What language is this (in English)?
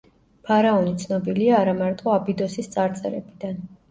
Georgian